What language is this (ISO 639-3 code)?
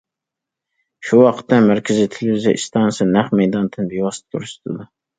uig